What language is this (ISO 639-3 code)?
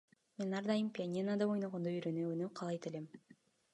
kir